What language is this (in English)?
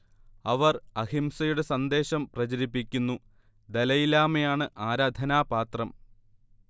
Malayalam